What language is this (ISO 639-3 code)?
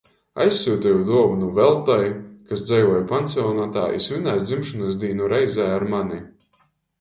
ltg